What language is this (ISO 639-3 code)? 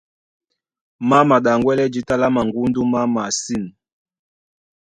dua